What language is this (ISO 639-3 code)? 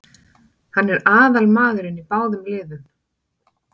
isl